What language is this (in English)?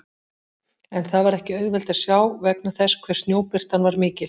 Icelandic